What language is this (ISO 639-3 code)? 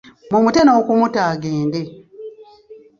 lug